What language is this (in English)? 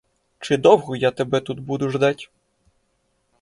Ukrainian